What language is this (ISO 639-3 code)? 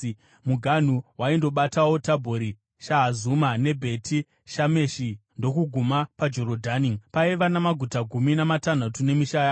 sna